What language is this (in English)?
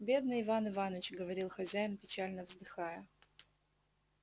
Russian